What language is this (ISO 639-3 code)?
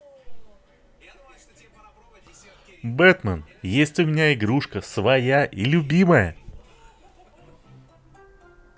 rus